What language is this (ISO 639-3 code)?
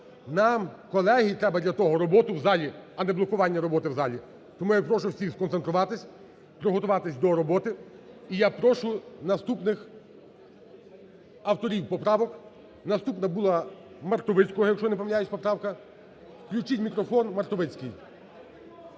ukr